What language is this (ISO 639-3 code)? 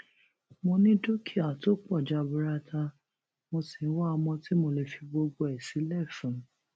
yor